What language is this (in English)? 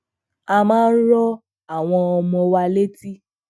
Yoruba